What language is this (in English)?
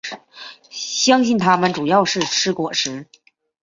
Chinese